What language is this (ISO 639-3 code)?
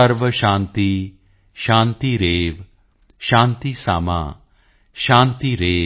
pan